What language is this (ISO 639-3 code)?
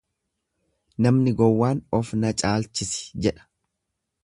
orm